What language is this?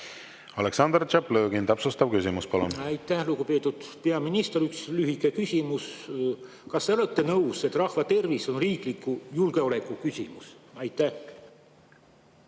Estonian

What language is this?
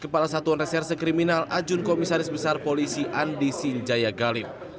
Indonesian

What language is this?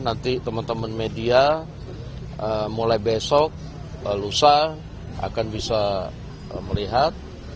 Indonesian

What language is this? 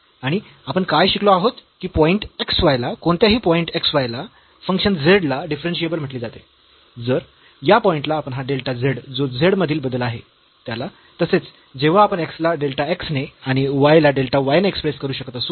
Marathi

